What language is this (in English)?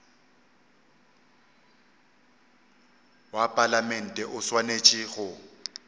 Northern Sotho